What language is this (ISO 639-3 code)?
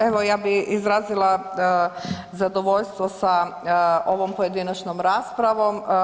hrv